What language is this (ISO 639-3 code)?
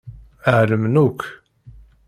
kab